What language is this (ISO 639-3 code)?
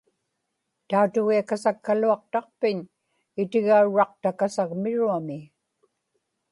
ipk